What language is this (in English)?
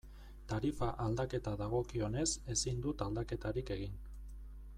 Basque